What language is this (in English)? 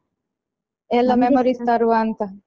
Kannada